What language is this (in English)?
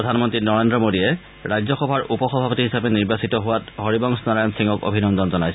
Assamese